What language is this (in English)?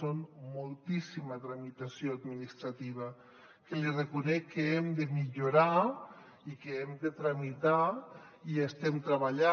Catalan